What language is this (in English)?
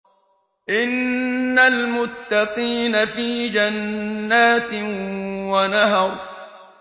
Arabic